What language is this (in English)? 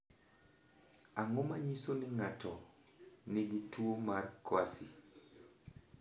Luo (Kenya and Tanzania)